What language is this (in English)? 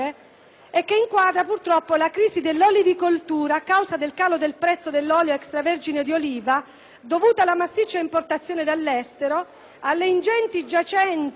Italian